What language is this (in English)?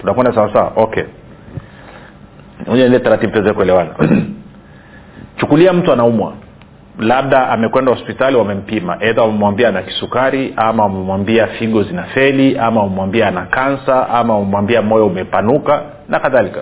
Swahili